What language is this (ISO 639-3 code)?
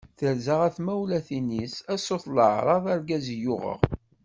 kab